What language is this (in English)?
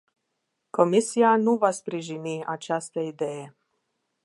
Romanian